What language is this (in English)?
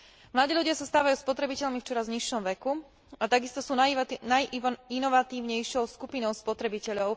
Slovak